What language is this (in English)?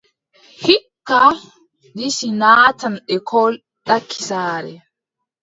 Adamawa Fulfulde